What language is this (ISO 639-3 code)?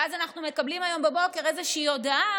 heb